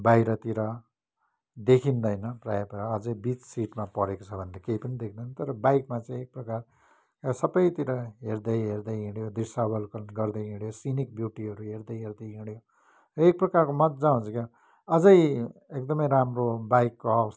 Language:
Nepali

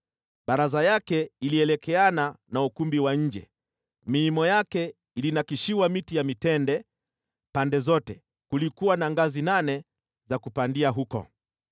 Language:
Swahili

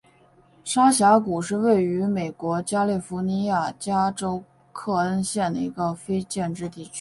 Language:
Chinese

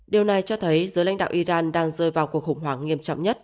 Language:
Vietnamese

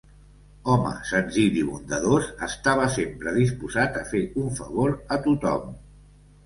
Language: Catalan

